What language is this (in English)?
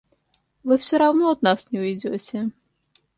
Russian